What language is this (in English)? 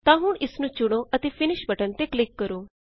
Punjabi